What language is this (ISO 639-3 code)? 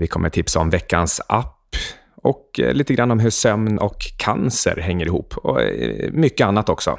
swe